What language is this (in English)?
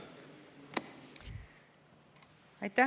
Estonian